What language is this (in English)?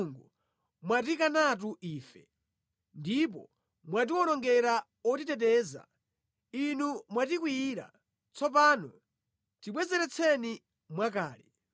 Nyanja